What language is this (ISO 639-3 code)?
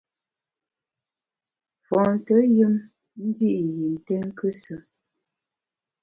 bax